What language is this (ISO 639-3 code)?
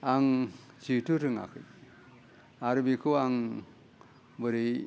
brx